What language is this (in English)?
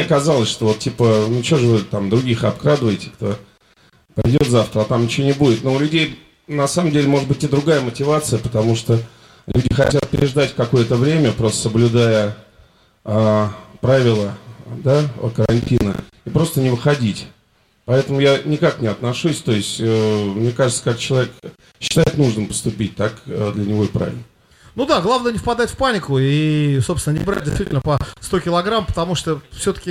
Russian